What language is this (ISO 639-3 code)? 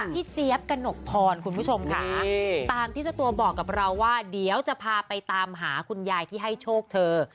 tha